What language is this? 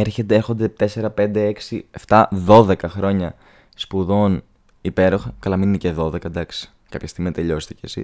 Greek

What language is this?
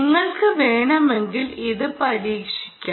Malayalam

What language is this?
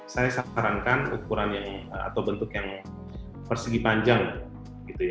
Indonesian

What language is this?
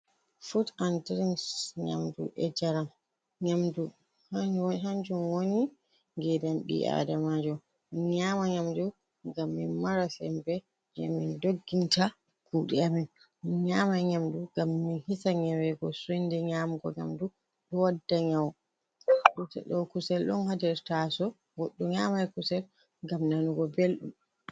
Fula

